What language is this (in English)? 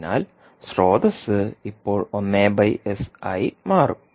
Malayalam